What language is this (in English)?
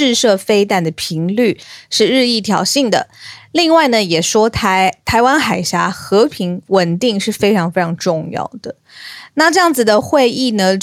Chinese